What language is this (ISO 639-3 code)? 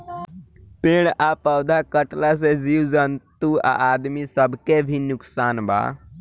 bho